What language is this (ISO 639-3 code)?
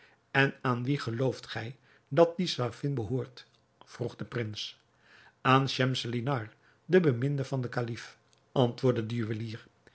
nld